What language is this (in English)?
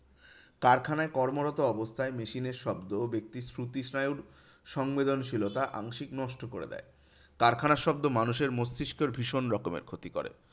Bangla